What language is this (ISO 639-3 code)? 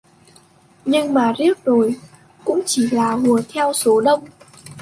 vie